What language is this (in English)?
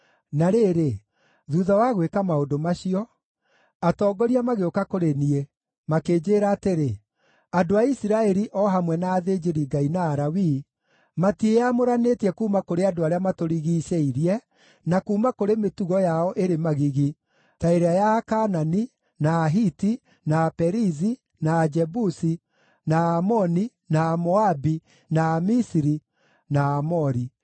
Kikuyu